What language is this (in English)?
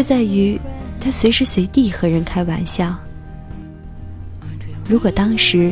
Chinese